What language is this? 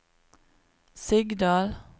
Norwegian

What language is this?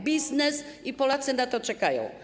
Polish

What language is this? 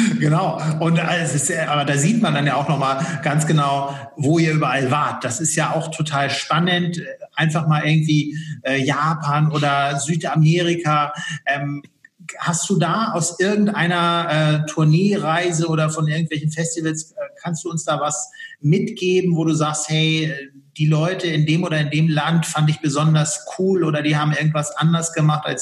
German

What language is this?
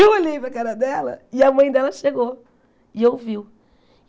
Portuguese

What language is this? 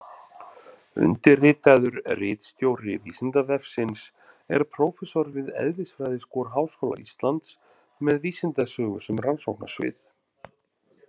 Icelandic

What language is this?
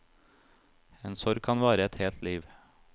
Norwegian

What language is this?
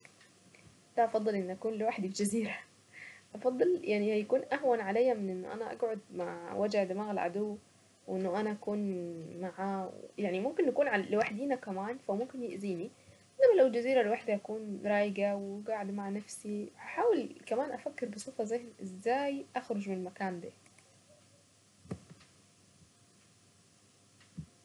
Saidi Arabic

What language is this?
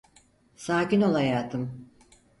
Turkish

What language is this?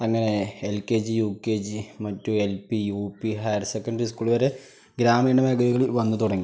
Malayalam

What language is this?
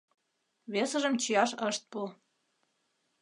Mari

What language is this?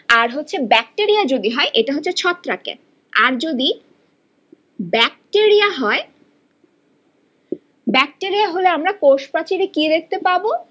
Bangla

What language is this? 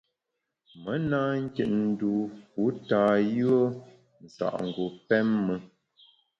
Bamun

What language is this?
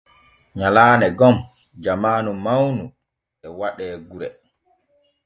Borgu Fulfulde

